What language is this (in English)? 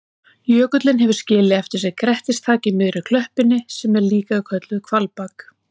Icelandic